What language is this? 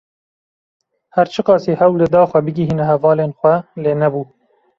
Kurdish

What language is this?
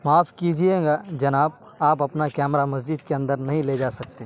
Urdu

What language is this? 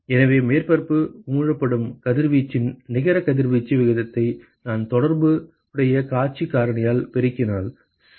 Tamil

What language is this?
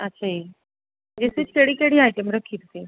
Punjabi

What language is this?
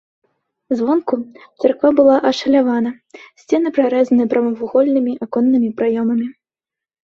Belarusian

